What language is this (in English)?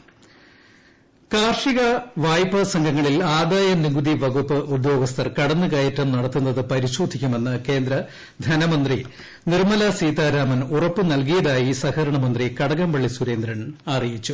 Malayalam